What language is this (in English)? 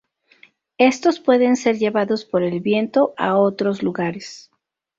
Spanish